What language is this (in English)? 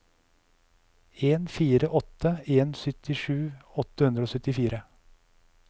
Norwegian